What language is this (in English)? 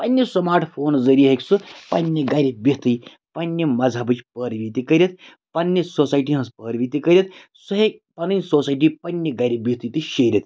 Kashmiri